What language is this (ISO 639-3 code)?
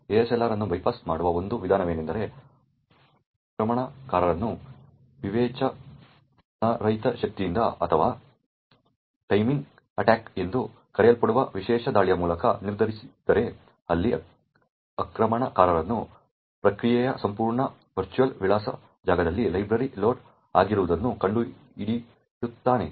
kan